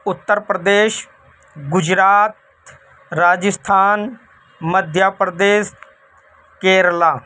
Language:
Urdu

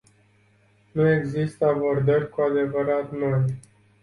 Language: Romanian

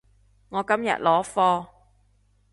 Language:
Cantonese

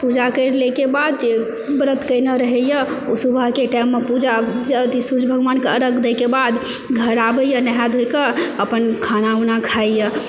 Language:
Maithili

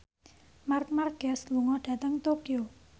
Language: Javanese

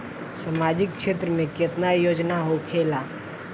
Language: Bhojpuri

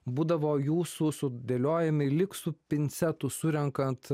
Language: Lithuanian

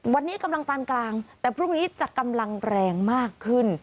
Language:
Thai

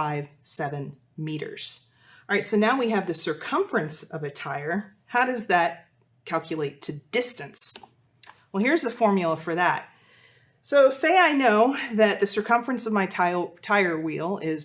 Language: English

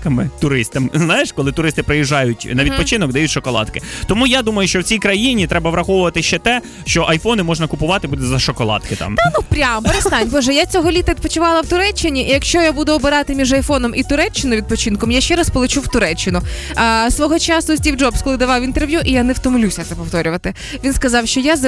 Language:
Ukrainian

